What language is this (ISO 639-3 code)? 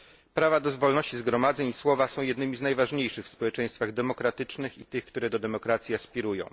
pol